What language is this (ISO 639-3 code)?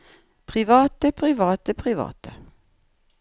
nor